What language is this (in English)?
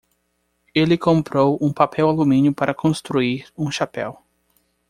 Portuguese